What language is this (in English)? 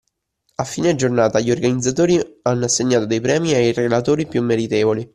Italian